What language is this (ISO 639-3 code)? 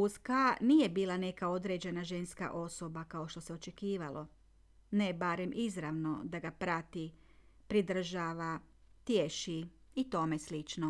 hrv